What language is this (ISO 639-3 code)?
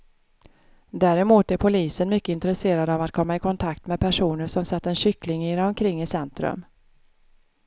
swe